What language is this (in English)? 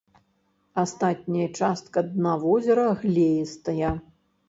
Belarusian